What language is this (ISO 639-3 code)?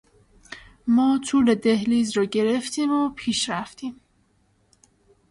fas